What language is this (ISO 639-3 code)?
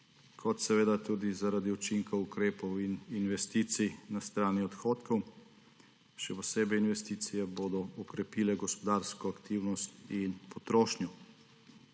slv